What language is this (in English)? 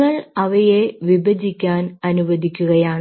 Malayalam